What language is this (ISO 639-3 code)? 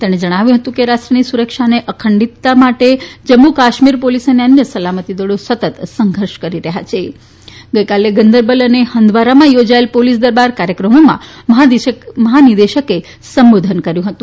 guj